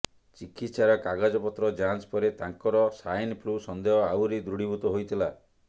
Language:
Odia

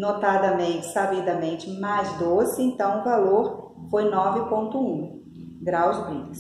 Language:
Portuguese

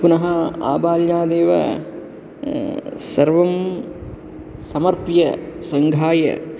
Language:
Sanskrit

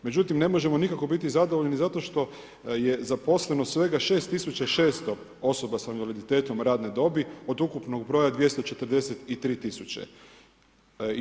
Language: Croatian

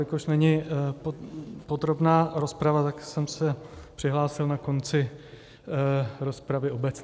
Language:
Czech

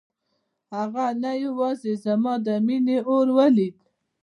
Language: Pashto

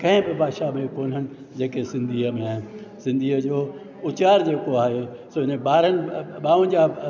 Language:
Sindhi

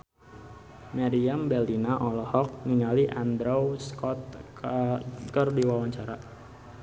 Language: Sundanese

